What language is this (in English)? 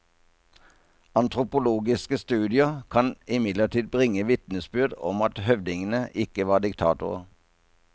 Norwegian